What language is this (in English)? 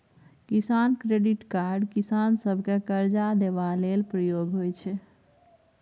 Maithili